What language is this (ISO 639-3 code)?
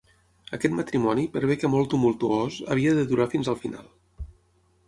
cat